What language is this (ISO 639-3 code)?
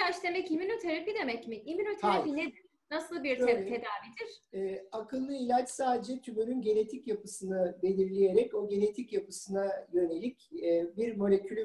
tur